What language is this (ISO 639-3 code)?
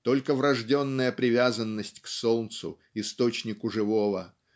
rus